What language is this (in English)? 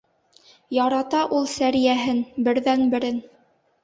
Bashkir